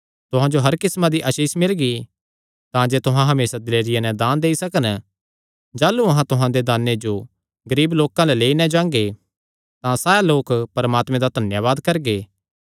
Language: Kangri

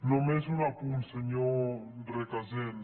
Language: Catalan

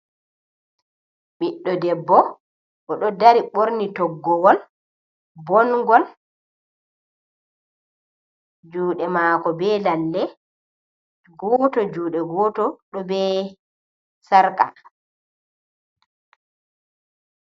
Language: Fula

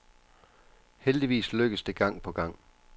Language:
Danish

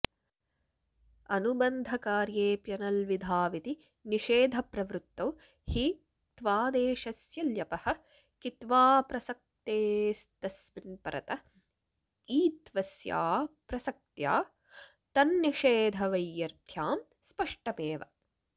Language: Sanskrit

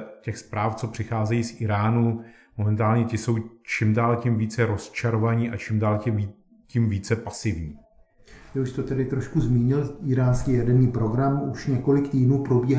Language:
Czech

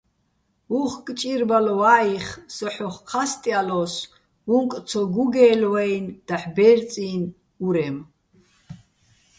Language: Bats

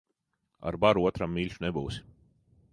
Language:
Latvian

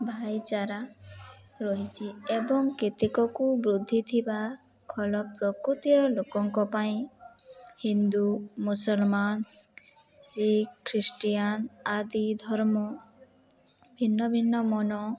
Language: Odia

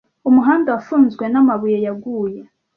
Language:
Kinyarwanda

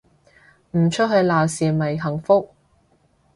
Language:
Cantonese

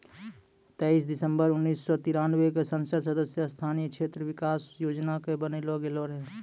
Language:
Maithili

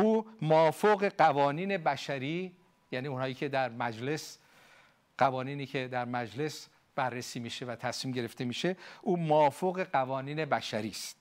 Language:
Persian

